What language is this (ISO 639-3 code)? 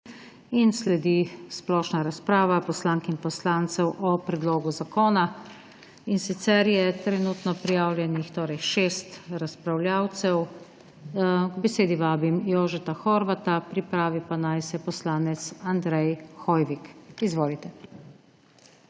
slv